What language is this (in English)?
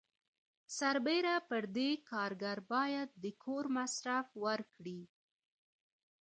Pashto